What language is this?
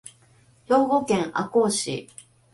Japanese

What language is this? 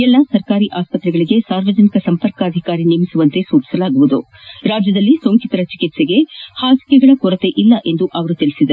Kannada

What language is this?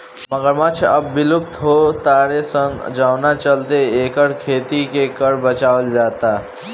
Bhojpuri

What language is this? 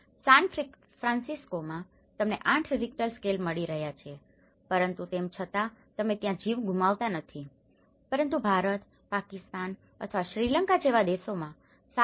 Gujarati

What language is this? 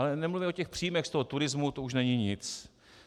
Czech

